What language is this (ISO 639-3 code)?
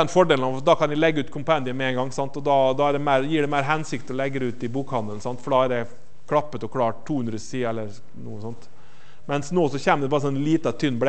nor